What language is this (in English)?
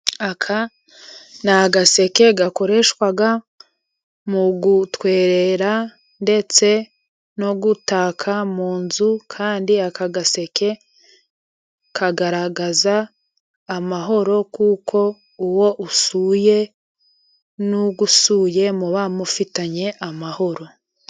Kinyarwanda